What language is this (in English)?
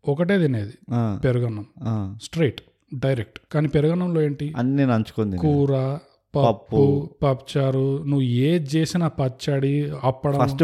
Telugu